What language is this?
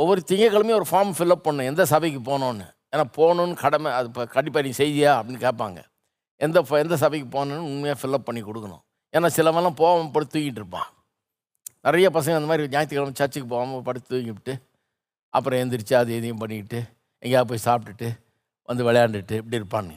Tamil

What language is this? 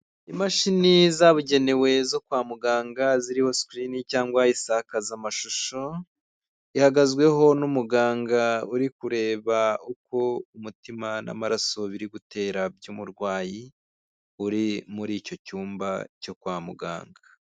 Kinyarwanda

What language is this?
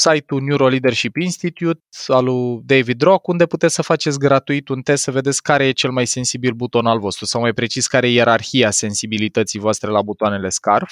Romanian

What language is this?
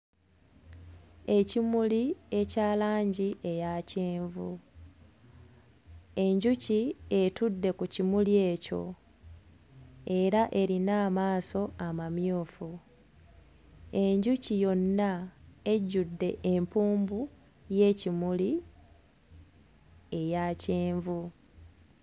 Ganda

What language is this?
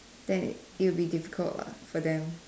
English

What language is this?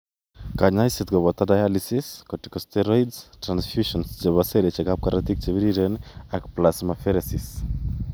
Kalenjin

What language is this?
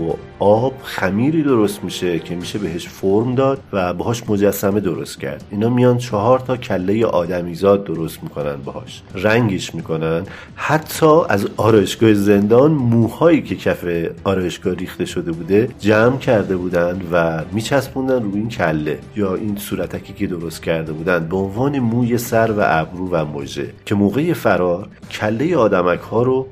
Persian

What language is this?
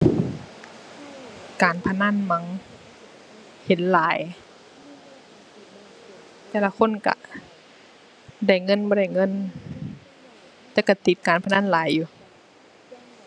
Thai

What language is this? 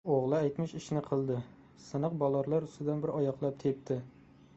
Uzbek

